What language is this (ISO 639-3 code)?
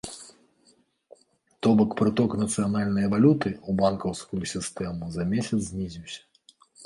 bel